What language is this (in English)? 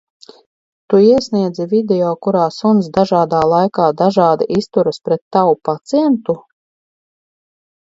Latvian